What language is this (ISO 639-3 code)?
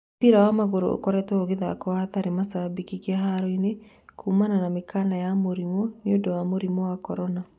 kik